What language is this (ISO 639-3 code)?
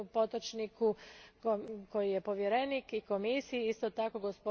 hrv